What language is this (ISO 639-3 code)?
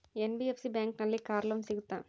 kan